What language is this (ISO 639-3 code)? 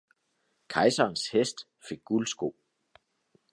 dan